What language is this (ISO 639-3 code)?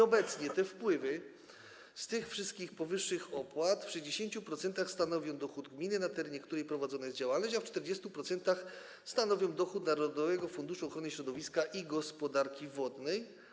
pol